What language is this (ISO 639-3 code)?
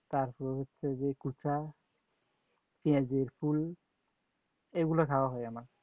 ben